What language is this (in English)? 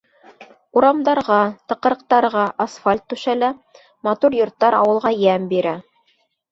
Bashkir